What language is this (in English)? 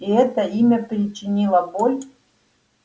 Russian